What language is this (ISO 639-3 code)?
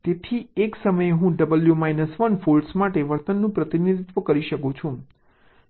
guj